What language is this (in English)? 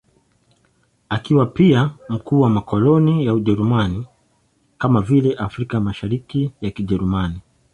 Swahili